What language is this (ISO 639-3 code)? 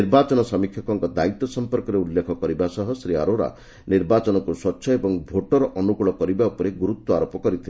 ori